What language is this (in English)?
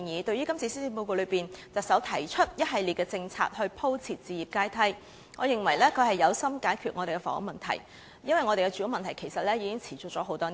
Cantonese